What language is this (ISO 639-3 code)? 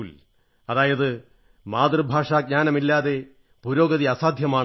mal